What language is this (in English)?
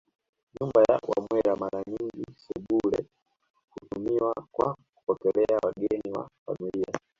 Swahili